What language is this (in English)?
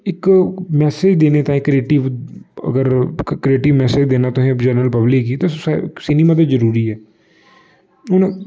Dogri